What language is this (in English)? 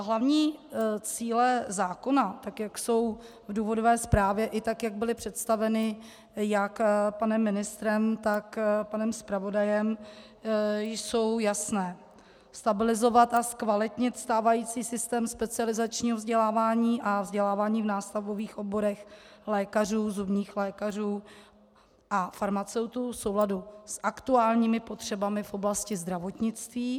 Czech